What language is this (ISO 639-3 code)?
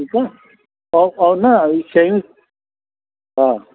snd